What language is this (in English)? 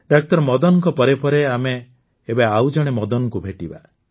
Odia